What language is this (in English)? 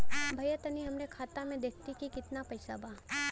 Bhojpuri